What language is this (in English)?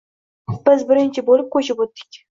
Uzbek